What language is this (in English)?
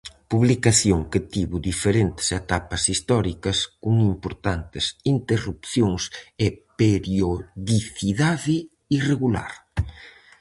Galician